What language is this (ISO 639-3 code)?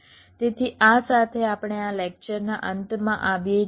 guj